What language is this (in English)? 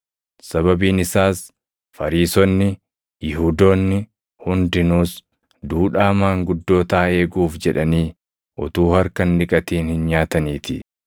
Oromo